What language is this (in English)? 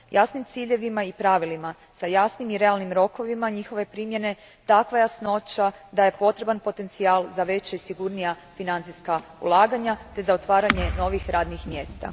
Croatian